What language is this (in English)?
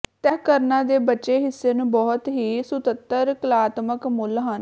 Punjabi